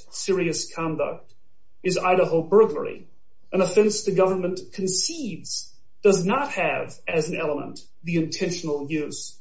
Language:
English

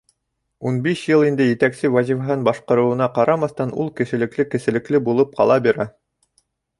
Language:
Bashkir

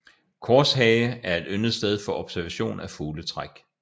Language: Danish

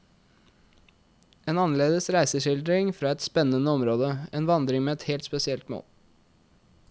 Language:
Norwegian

